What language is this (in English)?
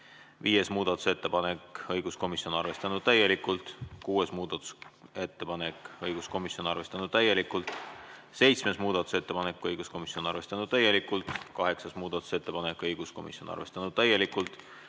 Estonian